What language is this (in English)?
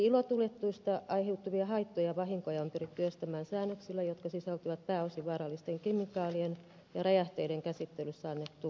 Finnish